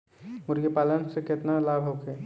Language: Bhojpuri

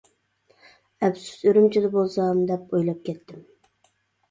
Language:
Uyghur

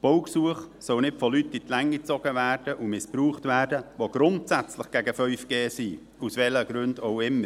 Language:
Swiss German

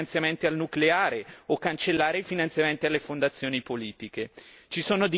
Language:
Italian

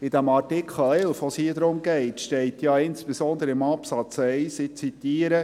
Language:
Swiss German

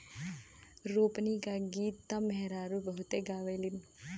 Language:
Bhojpuri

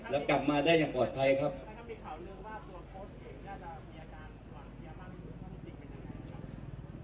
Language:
Thai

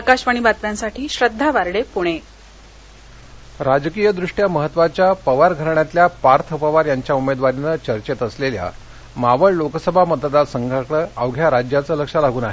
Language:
Marathi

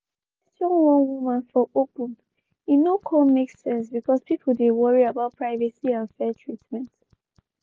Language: Nigerian Pidgin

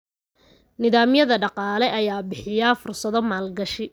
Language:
Somali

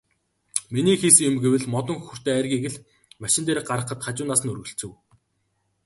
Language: Mongolian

